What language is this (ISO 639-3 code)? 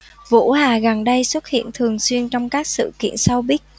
vie